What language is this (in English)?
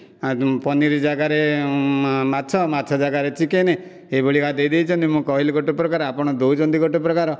Odia